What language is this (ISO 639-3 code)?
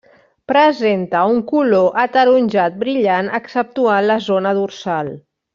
cat